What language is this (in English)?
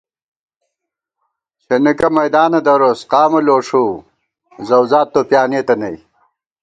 Gawar-Bati